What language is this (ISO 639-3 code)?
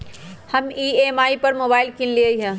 mag